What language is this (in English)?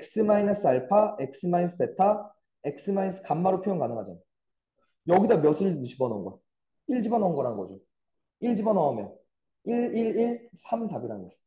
Korean